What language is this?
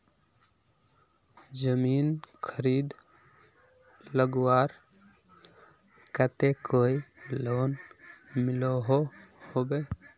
Magahi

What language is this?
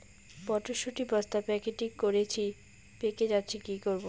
Bangla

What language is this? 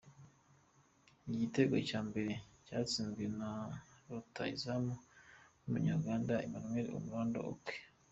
Kinyarwanda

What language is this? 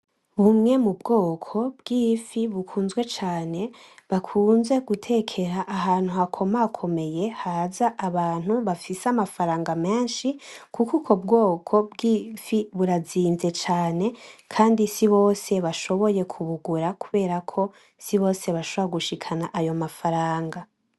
Rundi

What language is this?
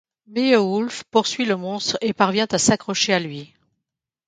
French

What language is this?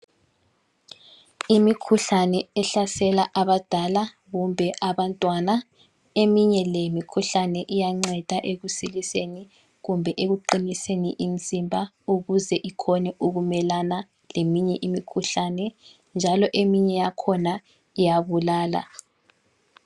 North Ndebele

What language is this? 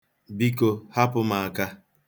Igbo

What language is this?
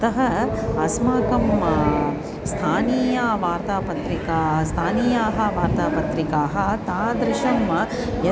Sanskrit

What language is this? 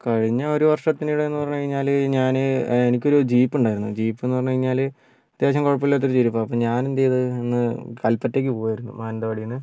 Malayalam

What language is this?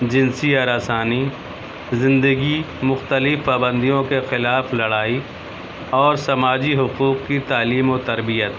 Urdu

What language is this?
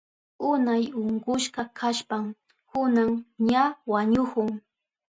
Southern Pastaza Quechua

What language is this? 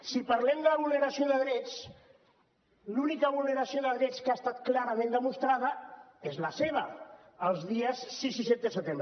Catalan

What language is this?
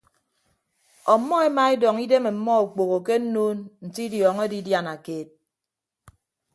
Ibibio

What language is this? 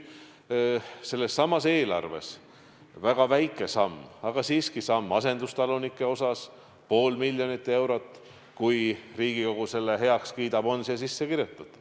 Estonian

